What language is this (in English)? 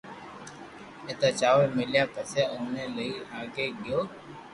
Loarki